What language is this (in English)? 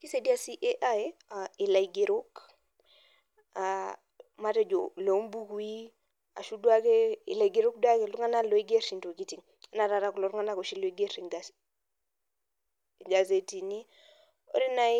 Masai